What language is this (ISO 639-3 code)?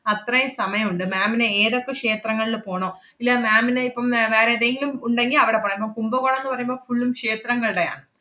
mal